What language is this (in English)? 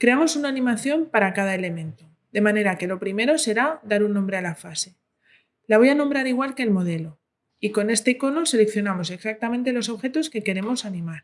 Spanish